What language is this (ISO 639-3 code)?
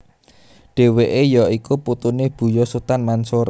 jav